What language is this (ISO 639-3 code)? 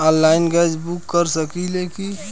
bho